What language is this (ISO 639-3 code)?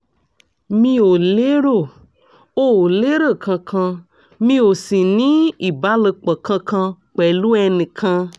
yor